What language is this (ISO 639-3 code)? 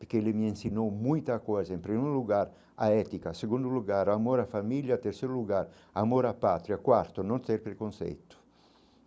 por